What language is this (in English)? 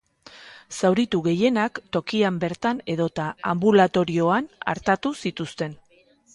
Basque